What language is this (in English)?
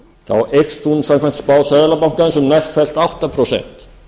Icelandic